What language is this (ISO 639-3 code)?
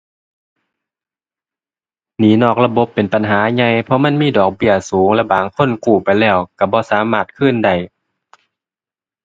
tha